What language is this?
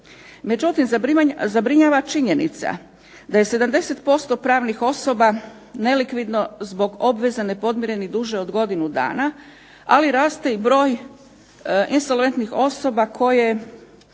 Croatian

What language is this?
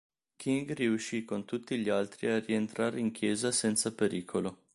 Italian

